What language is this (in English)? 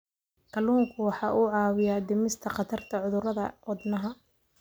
Somali